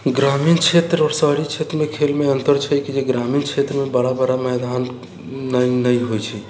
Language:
Maithili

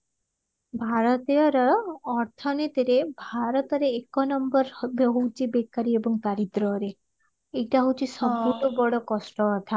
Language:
Odia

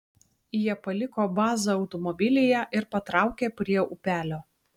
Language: Lithuanian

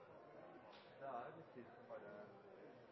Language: Norwegian Bokmål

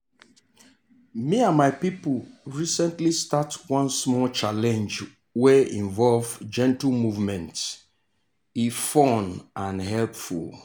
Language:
Nigerian Pidgin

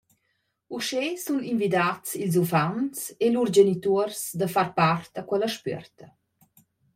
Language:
Romansh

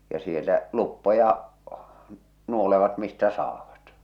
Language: Finnish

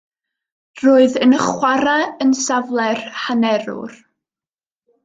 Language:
Welsh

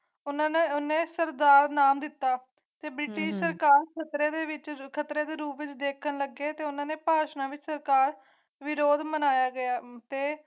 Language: Punjabi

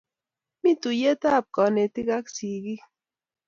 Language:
Kalenjin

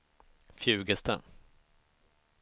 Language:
Swedish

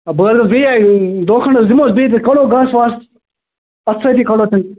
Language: Kashmiri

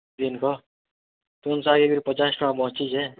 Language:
Odia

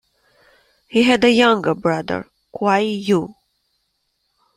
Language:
English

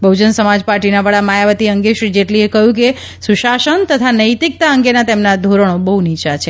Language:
Gujarati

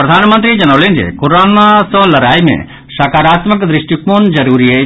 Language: Maithili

